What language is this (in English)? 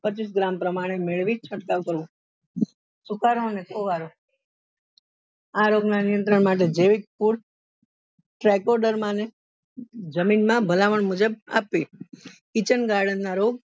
Gujarati